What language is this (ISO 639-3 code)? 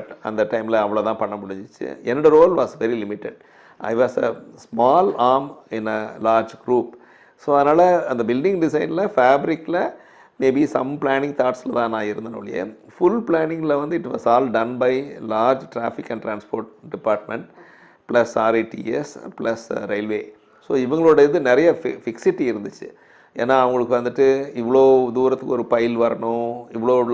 tam